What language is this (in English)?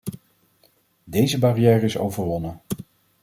Dutch